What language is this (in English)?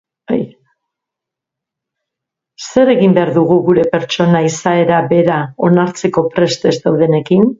Basque